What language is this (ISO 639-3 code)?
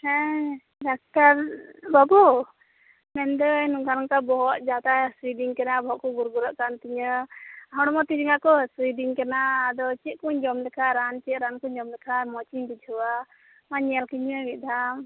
sat